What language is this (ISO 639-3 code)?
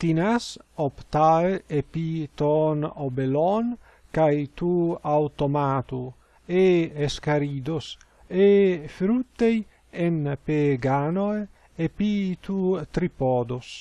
ell